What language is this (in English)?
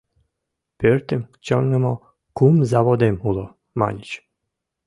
Mari